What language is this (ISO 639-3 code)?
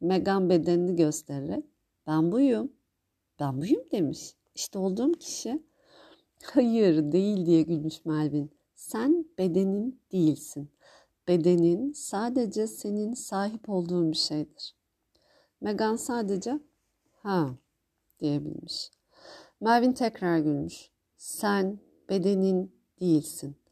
tur